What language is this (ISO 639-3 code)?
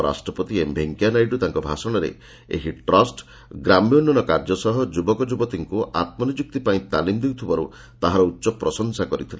ori